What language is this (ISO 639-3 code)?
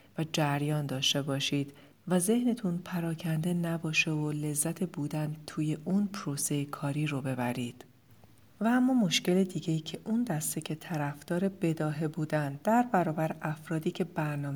fas